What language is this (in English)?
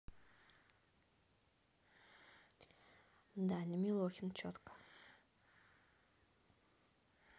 Russian